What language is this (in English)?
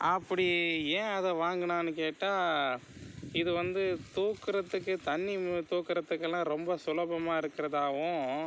Tamil